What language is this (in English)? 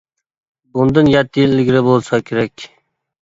Uyghur